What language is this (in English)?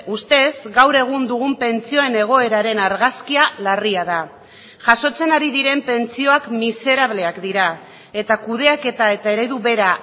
Basque